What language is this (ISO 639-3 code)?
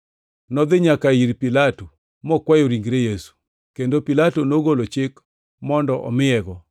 luo